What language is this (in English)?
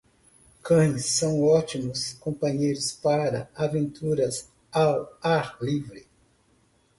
Portuguese